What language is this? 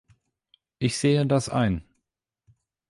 German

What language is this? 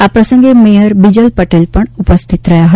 Gujarati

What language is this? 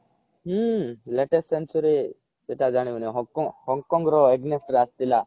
Odia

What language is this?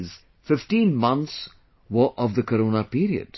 English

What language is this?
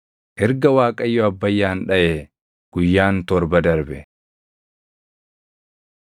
Oromo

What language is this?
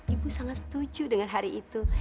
Indonesian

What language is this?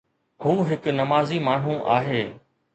Sindhi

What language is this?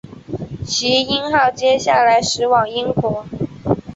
Chinese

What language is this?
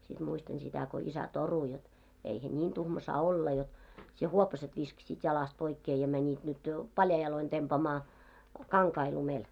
Finnish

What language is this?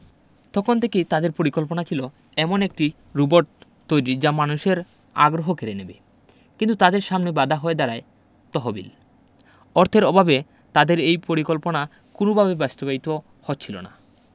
Bangla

